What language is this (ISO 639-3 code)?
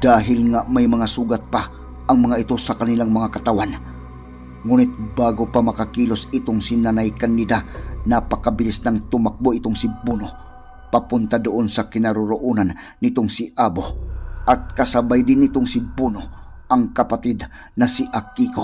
fil